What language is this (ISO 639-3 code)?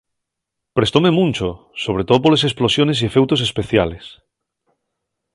ast